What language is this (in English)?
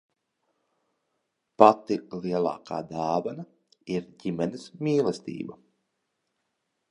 Latvian